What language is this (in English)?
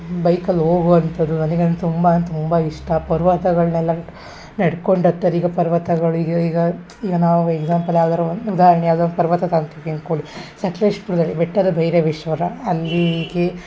Kannada